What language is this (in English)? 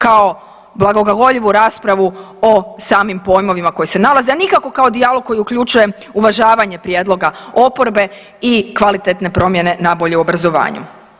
Croatian